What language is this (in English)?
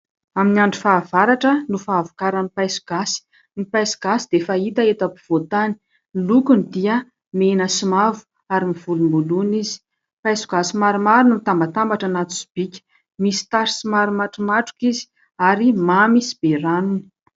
Malagasy